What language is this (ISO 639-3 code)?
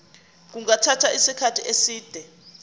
zul